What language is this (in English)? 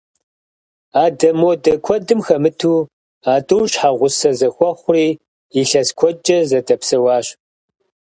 Kabardian